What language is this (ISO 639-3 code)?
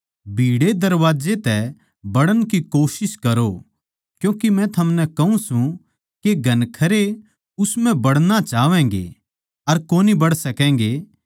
bgc